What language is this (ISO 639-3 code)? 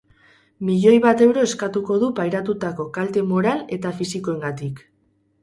eus